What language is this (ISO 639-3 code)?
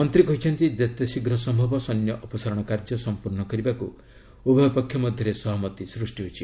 ori